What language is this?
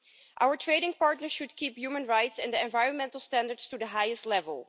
English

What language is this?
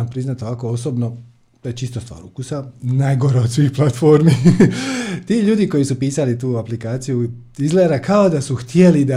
Croatian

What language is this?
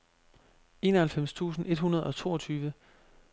Danish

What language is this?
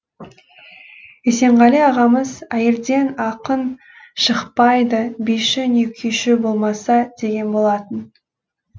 Kazakh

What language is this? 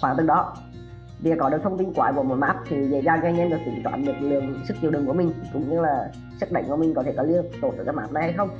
Vietnamese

